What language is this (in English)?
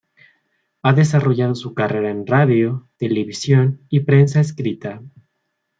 Spanish